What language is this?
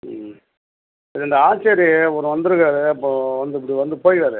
Tamil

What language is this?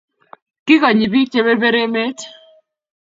Kalenjin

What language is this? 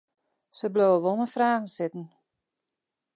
Western Frisian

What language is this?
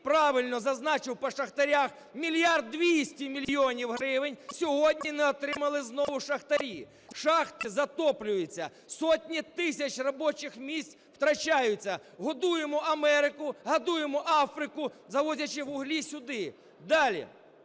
Ukrainian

